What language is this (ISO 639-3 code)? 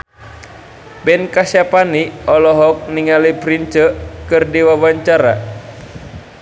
sun